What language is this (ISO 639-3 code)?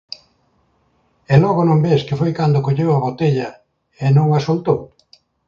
glg